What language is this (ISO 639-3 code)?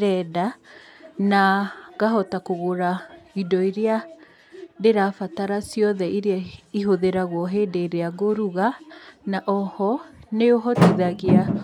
kik